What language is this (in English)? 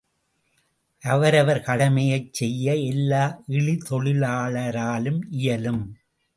Tamil